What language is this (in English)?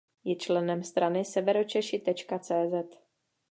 Czech